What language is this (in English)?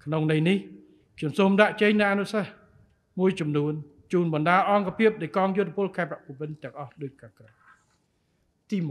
Vietnamese